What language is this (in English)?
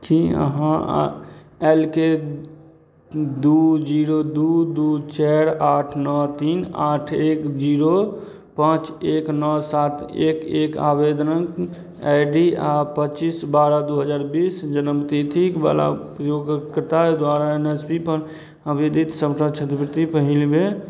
Maithili